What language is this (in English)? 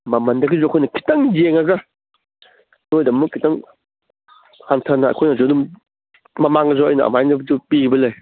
Manipuri